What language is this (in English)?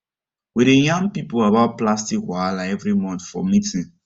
Nigerian Pidgin